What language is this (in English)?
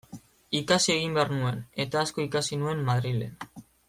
Basque